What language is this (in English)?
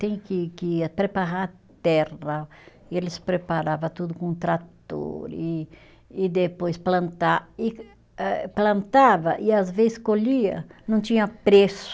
Portuguese